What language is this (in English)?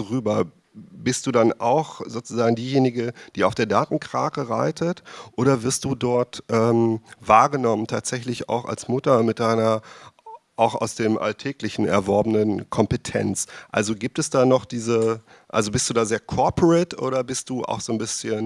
German